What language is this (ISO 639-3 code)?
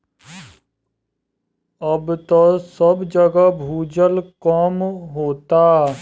bho